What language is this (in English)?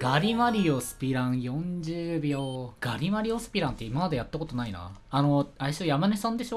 Japanese